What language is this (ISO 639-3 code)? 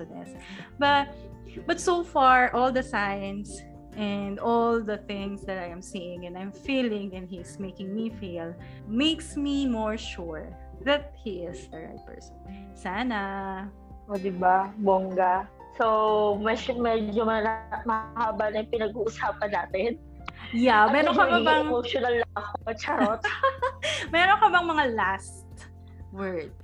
fil